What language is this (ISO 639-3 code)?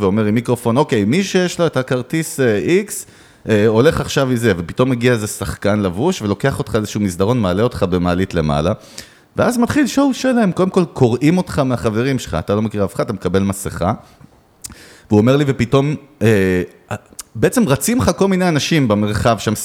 heb